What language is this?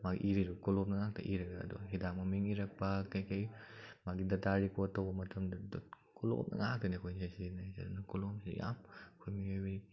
Manipuri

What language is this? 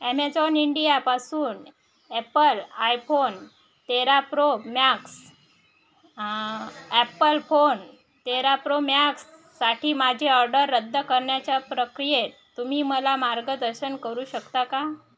Marathi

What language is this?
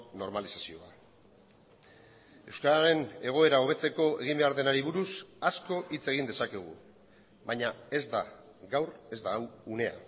Basque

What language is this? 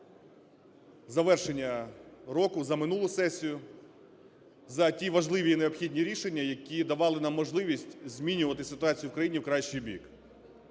Ukrainian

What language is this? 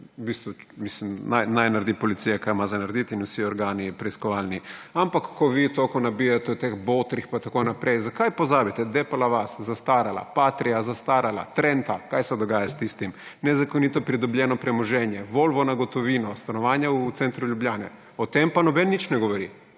Slovenian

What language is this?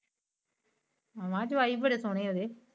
Punjabi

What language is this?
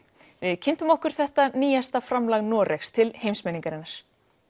Icelandic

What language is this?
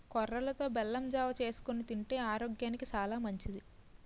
Telugu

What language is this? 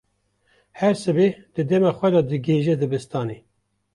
Kurdish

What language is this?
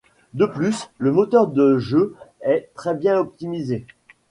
French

